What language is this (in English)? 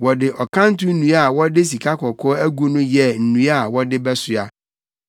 Akan